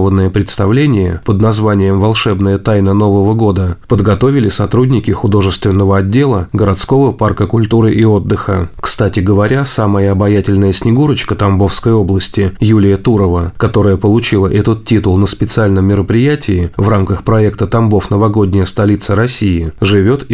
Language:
Russian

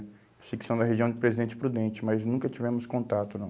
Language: Portuguese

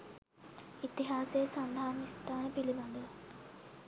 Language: Sinhala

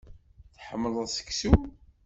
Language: Kabyle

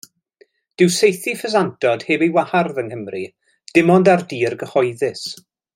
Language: Welsh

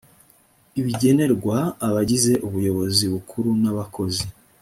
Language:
Kinyarwanda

